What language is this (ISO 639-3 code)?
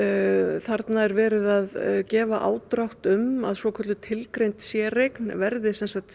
isl